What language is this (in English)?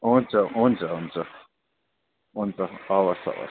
Nepali